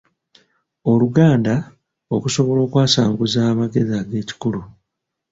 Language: Ganda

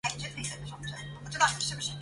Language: Chinese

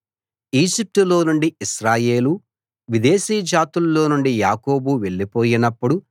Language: Telugu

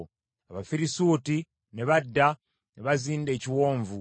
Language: Ganda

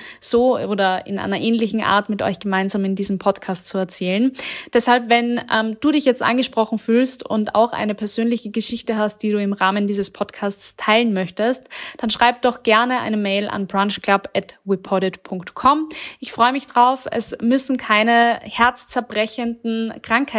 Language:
German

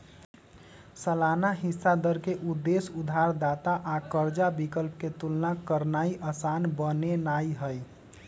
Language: Magahi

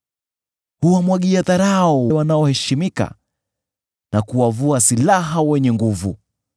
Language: Swahili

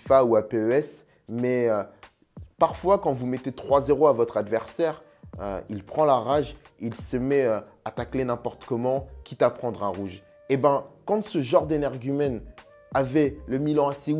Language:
French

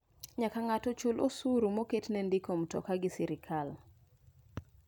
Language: Luo (Kenya and Tanzania)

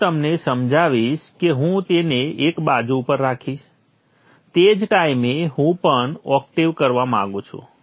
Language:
Gujarati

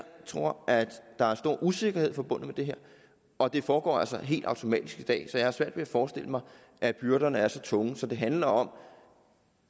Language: Danish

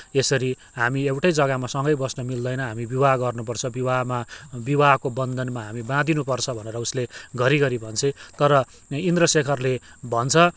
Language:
Nepali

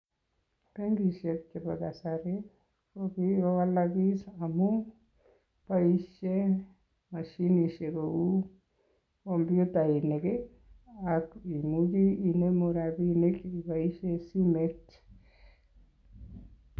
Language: Kalenjin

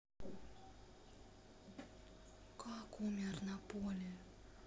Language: Russian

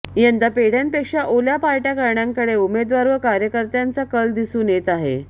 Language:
Marathi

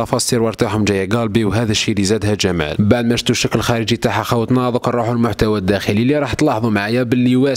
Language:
Arabic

